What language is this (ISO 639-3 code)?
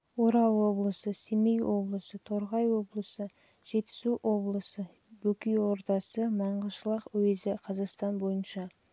kaz